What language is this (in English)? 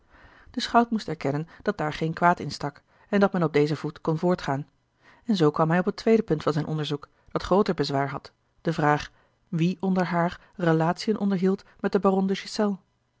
Dutch